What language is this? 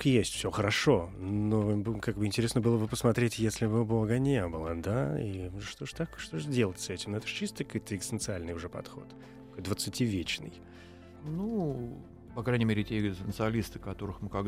Russian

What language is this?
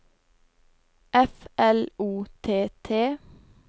Norwegian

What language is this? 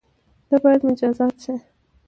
Pashto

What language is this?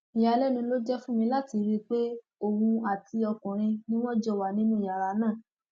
Yoruba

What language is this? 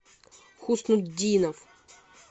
Russian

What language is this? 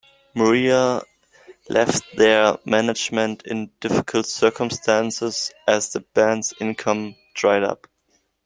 English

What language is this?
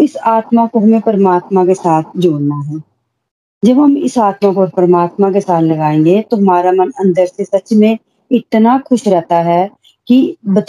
Hindi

